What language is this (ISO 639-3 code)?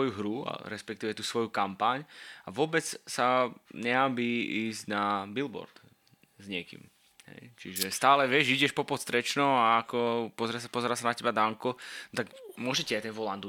slk